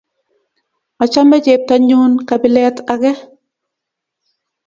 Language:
Kalenjin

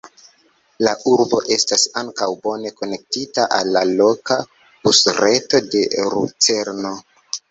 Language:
Esperanto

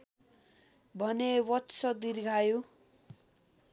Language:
Nepali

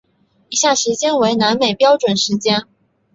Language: Chinese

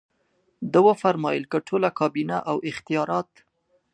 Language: Pashto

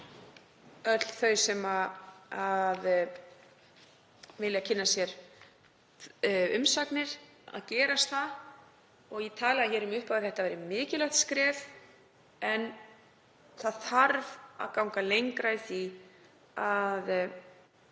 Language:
Icelandic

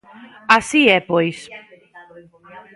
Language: Galician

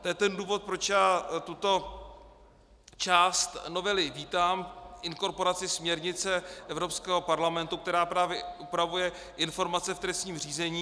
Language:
Czech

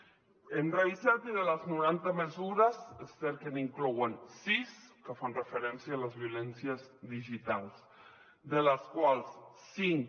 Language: Catalan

